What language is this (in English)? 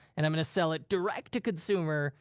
English